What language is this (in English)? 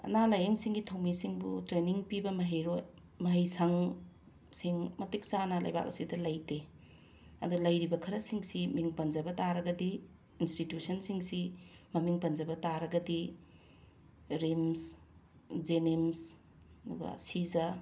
Manipuri